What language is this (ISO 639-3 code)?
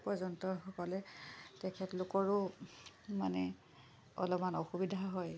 asm